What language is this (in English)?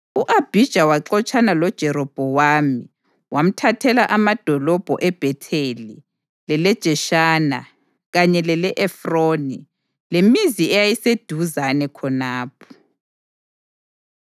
North Ndebele